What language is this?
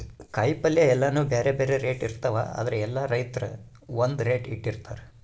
Kannada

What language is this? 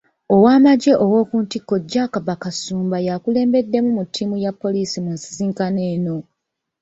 Ganda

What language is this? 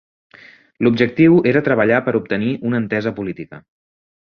Catalan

